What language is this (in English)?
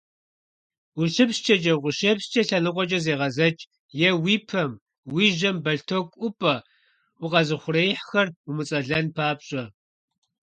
Kabardian